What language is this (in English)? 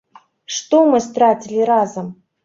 Belarusian